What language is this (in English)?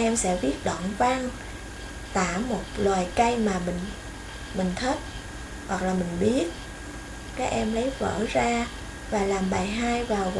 Vietnamese